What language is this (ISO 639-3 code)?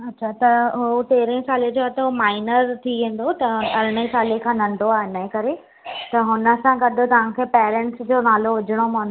snd